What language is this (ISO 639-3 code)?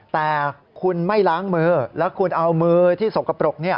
tha